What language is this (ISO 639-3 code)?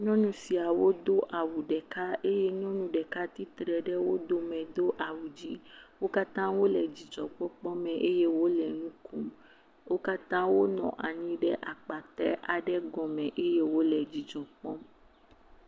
ewe